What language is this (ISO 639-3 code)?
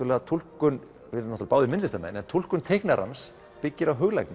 isl